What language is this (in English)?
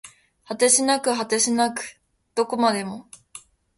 Japanese